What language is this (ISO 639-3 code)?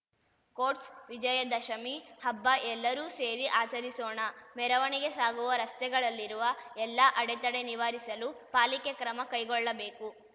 kan